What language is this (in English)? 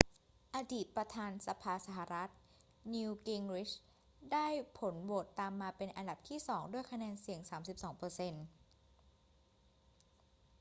Thai